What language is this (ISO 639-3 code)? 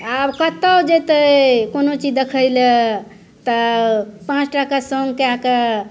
mai